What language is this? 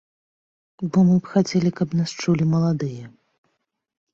Belarusian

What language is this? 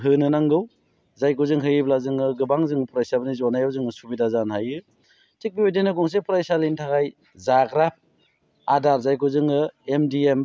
Bodo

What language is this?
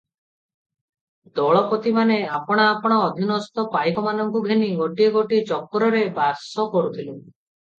Odia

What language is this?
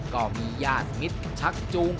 Thai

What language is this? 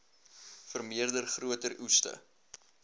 Afrikaans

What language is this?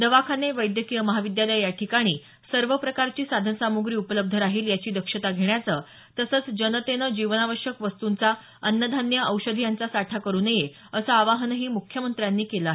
Marathi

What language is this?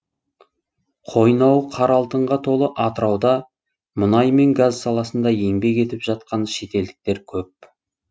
Kazakh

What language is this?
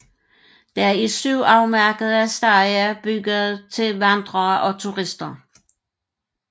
Danish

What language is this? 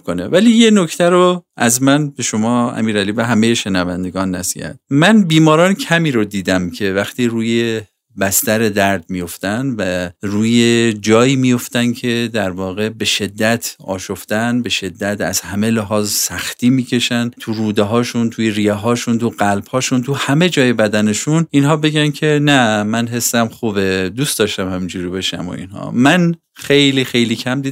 Persian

